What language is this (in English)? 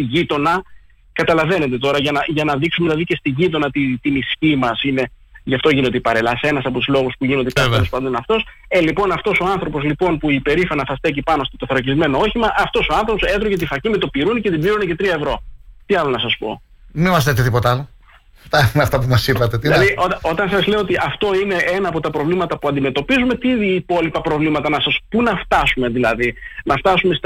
Greek